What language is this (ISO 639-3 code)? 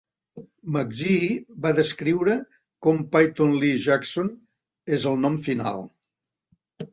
cat